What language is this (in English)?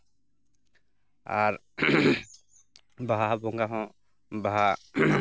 Santali